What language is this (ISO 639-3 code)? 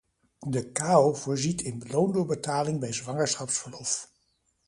nld